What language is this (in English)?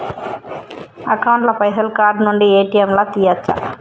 Telugu